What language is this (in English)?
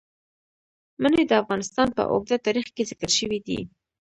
Pashto